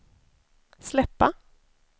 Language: Swedish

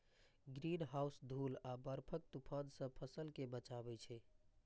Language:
Maithili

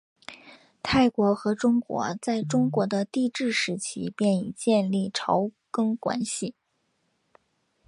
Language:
Chinese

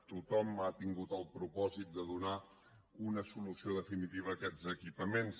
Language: Catalan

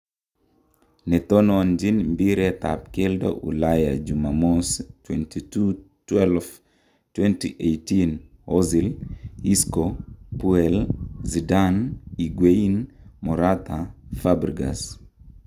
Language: Kalenjin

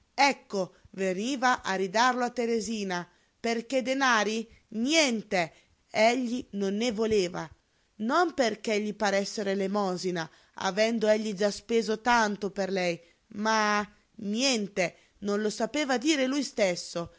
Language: Italian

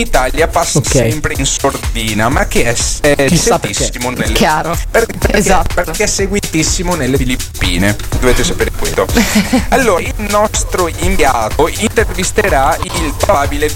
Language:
Italian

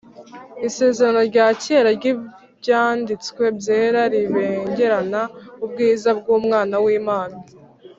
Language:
Kinyarwanda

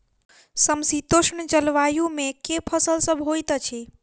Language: Maithili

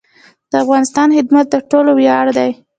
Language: Pashto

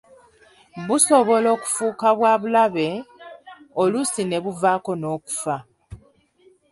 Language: Ganda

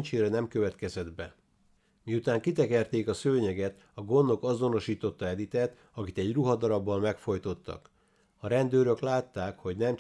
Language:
Hungarian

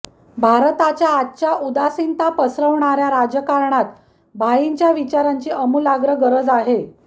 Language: Marathi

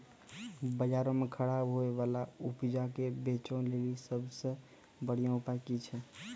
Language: Maithili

